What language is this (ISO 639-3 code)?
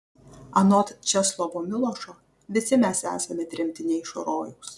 lit